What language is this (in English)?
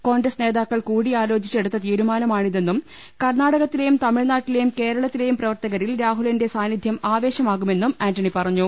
Malayalam